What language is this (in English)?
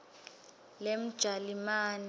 Swati